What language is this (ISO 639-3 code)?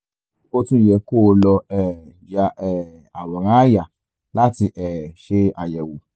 yor